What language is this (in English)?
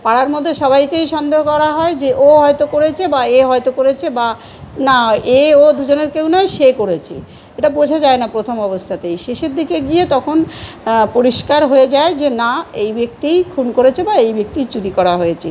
Bangla